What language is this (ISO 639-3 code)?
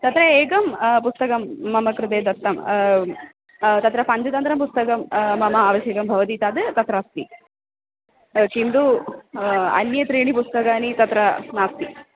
san